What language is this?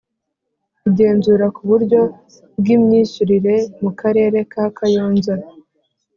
Kinyarwanda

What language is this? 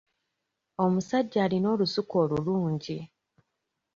Ganda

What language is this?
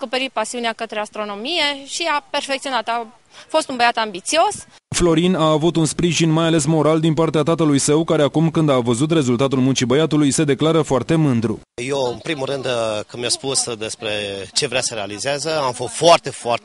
Romanian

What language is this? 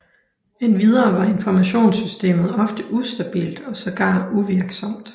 Danish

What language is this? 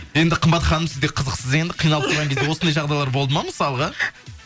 Kazakh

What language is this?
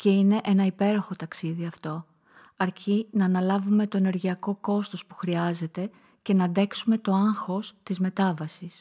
Greek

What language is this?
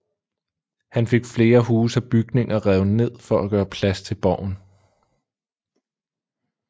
Danish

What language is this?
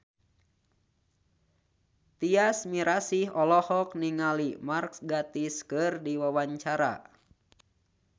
Sundanese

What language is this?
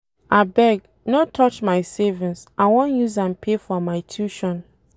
Nigerian Pidgin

